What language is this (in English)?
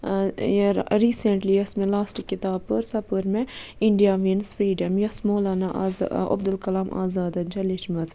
Kashmiri